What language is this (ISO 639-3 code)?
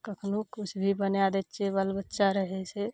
mai